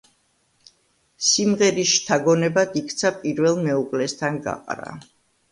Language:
Georgian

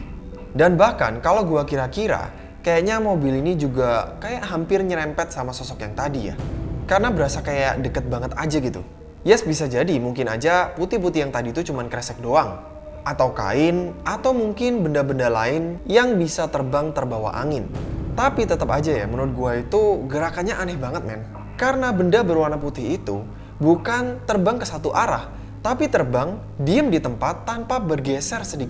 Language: Indonesian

